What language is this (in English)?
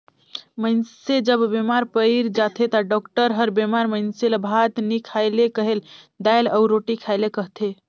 Chhattisgarhi